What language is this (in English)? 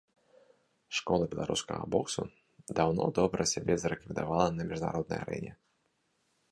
Belarusian